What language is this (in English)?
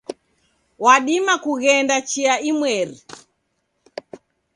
Taita